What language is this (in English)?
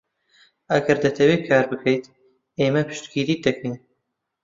Central Kurdish